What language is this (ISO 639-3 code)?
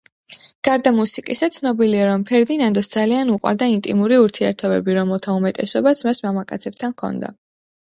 kat